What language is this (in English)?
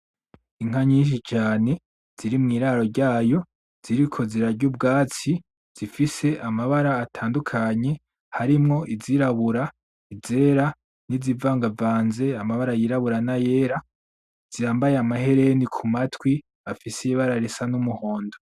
Rundi